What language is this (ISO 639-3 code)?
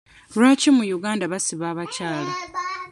lug